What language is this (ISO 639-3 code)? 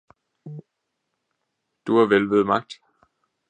dan